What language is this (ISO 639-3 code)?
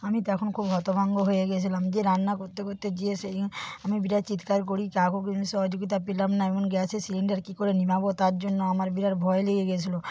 ben